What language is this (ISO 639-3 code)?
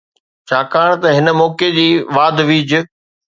snd